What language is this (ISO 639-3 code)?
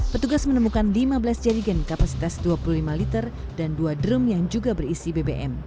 ind